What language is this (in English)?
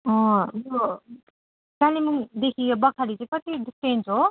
Nepali